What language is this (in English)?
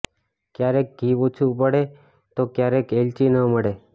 Gujarati